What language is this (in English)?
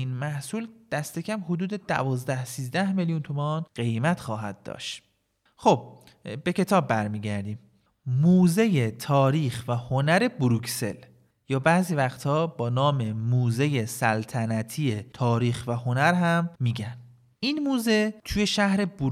Persian